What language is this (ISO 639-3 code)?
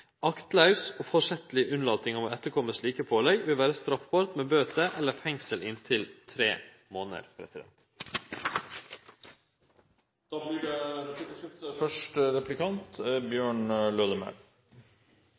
nno